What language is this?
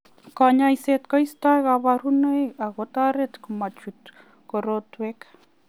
Kalenjin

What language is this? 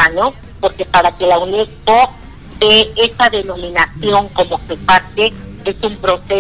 Spanish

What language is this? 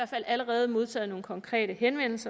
Danish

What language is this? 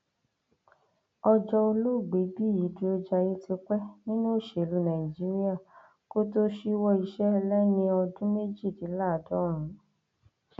Yoruba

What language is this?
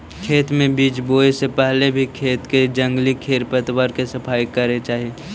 Magahi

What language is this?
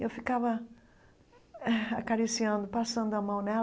Portuguese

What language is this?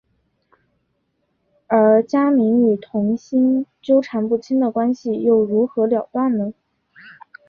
Chinese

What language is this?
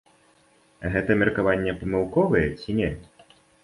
Belarusian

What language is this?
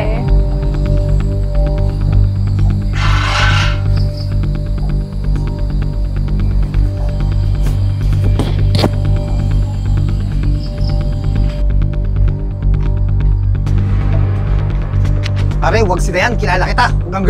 Filipino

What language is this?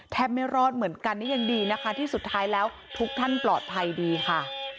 Thai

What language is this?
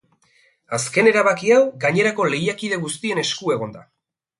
Basque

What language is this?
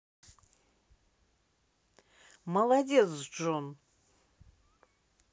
Russian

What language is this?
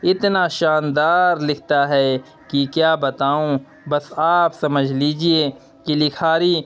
Urdu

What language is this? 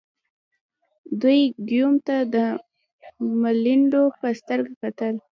Pashto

